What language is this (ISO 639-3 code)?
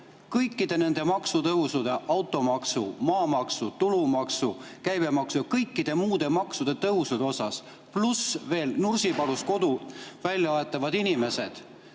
est